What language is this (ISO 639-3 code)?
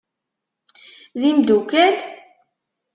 kab